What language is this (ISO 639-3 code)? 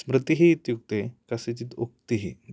san